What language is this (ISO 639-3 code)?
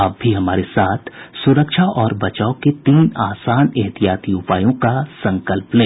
hin